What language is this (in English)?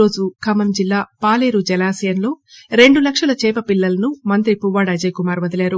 Telugu